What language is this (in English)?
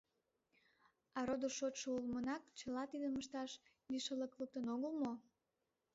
Mari